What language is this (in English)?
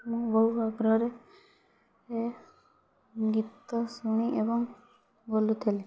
Odia